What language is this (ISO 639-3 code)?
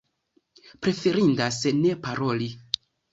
epo